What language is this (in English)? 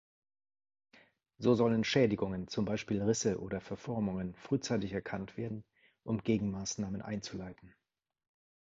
German